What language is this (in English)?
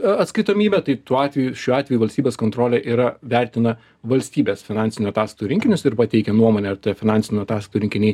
Lithuanian